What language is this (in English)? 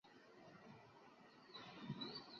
Chinese